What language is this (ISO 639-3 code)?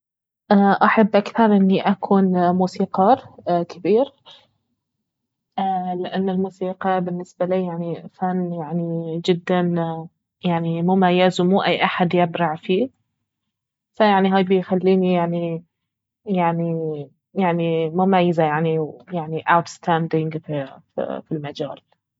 abv